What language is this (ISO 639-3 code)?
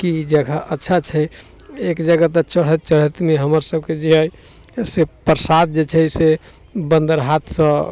mai